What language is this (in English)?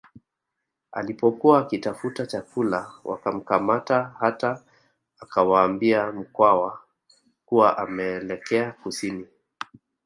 Swahili